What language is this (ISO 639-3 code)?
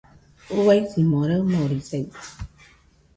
hux